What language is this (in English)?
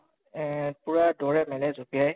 Assamese